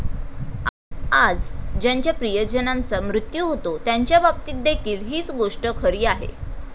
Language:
Marathi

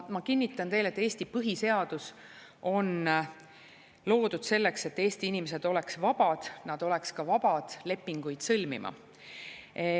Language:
Estonian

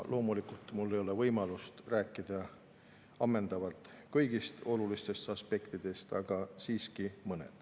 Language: Estonian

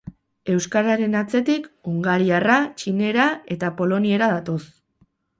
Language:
Basque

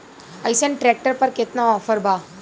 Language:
Bhojpuri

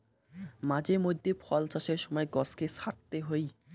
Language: Bangla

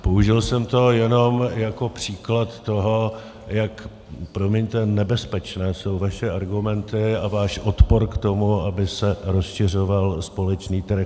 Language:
Czech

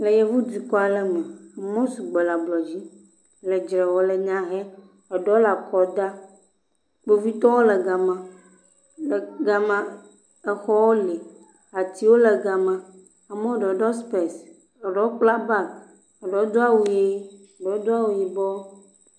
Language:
Ewe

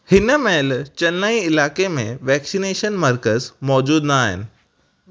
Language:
Sindhi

